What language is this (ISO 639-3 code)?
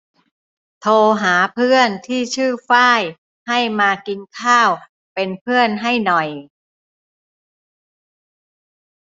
tha